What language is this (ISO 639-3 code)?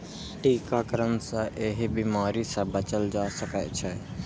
mai